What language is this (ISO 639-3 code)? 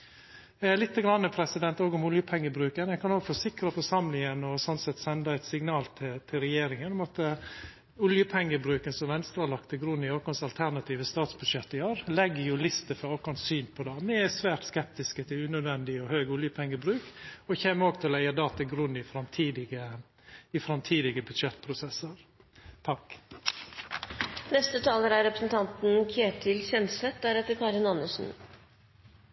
nno